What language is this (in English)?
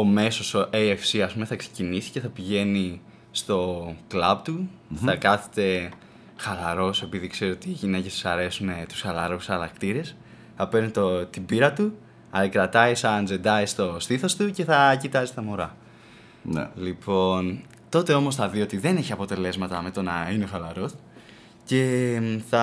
Greek